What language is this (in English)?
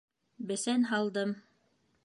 Bashkir